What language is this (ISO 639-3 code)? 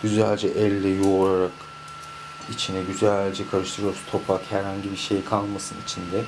tur